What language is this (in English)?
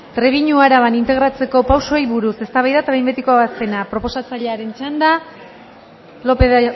Basque